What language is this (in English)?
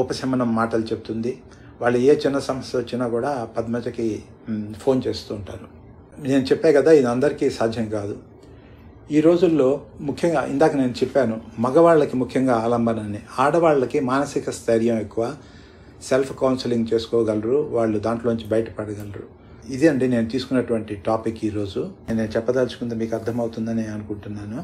Telugu